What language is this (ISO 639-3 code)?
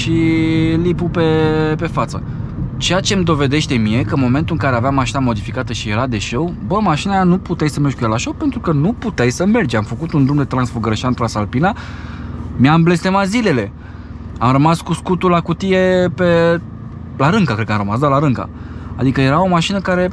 ron